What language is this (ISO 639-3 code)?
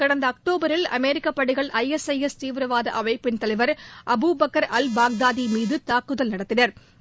tam